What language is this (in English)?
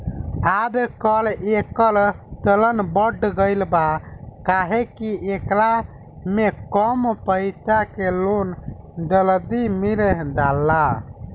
Bhojpuri